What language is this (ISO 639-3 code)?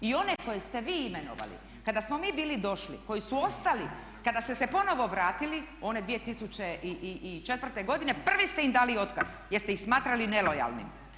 hrv